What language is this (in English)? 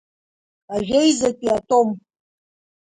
Abkhazian